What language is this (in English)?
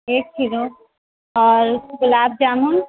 Urdu